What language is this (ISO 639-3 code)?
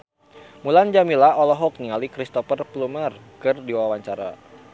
sun